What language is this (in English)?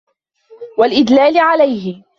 Arabic